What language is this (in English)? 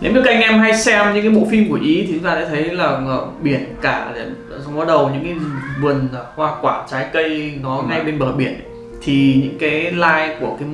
Vietnamese